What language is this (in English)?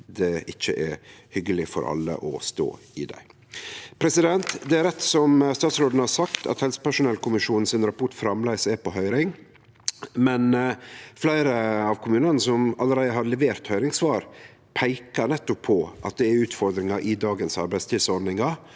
Norwegian